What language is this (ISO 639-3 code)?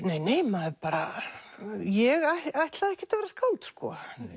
isl